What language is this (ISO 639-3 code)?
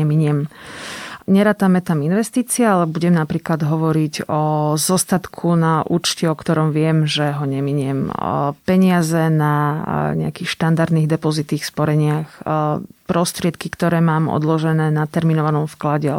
slk